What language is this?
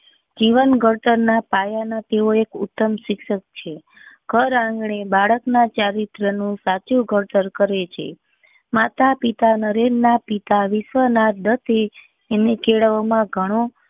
Gujarati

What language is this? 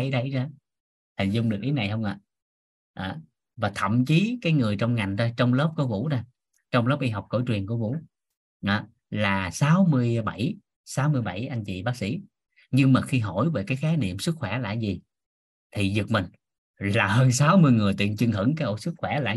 Vietnamese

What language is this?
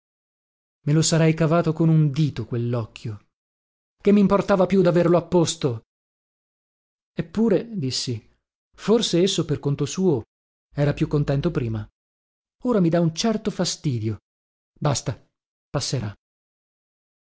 Italian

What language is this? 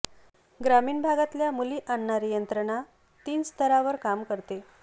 Marathi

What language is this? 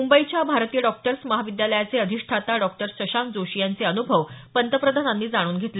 Marathi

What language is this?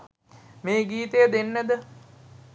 Sinhala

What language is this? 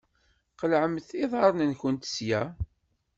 Kabyle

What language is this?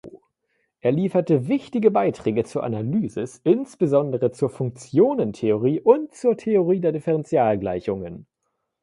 German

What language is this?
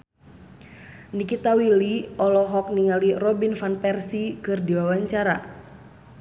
Sundanese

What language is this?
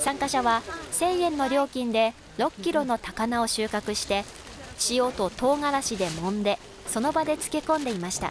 Japanese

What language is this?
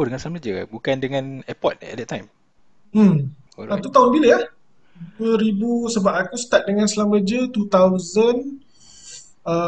Malay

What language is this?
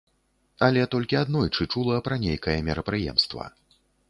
Belarusian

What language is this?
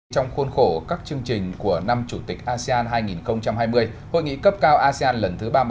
Vietnamese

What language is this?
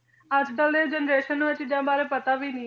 Punjabi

